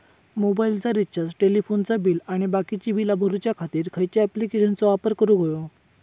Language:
Marathi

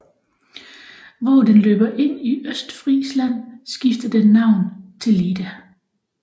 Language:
Danish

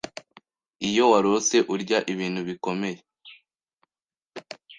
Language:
Kinyarwanda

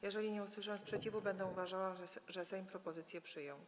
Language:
Polish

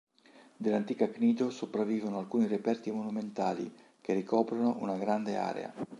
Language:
Italian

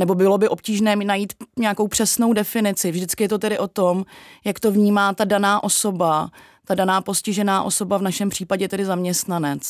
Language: Czech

